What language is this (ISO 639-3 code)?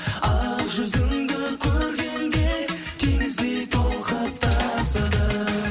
kaz